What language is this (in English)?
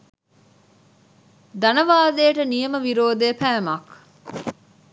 Sinhala